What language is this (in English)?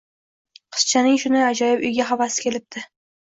Uzbek